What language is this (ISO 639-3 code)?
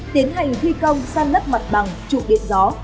vie